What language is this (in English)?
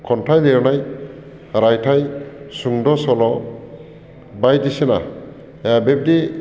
Bodo